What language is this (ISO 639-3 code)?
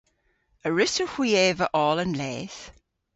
cor